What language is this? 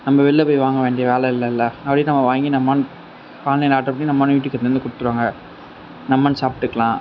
Tamil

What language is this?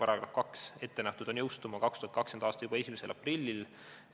Estonian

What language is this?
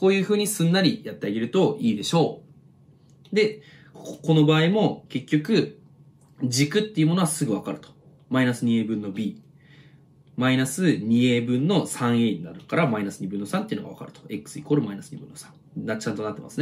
Japanese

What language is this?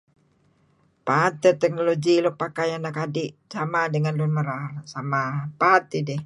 Kelabit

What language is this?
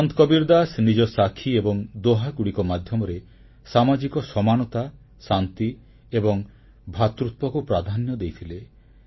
Odia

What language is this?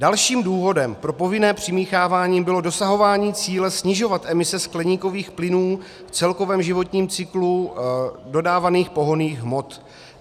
Czech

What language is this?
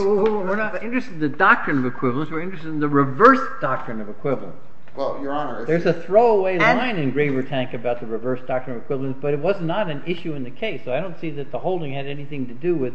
English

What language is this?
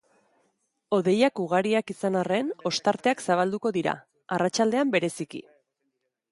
Basque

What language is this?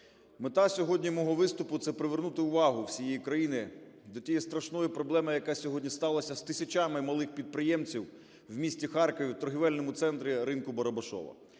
Ukrainian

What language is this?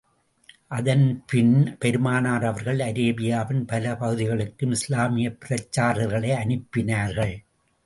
Tamil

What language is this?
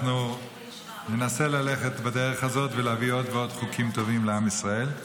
Hebrew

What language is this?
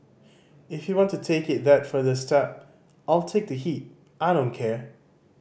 English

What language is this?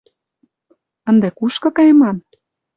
Mari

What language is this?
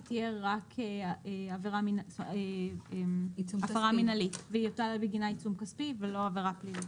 Hebrew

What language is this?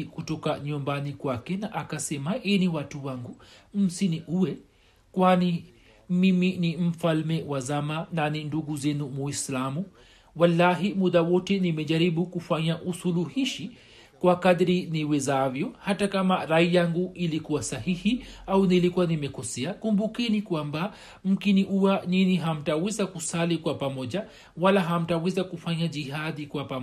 Swahili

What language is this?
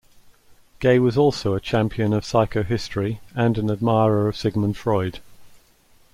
English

